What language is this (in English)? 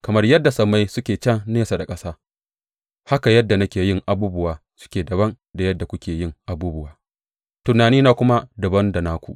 Hausa